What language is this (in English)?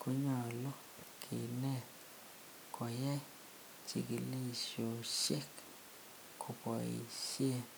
Kalenjin